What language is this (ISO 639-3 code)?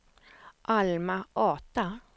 swe